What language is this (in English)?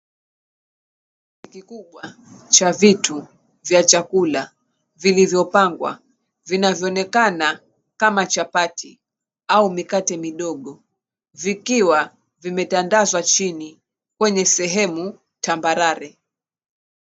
Swahili